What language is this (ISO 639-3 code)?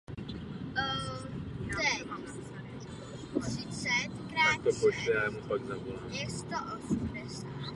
ces